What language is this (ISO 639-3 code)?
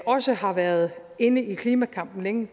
dan